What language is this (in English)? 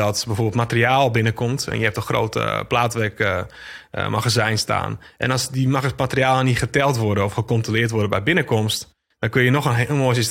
Dutch